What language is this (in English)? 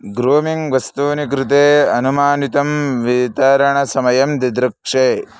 Sanskrit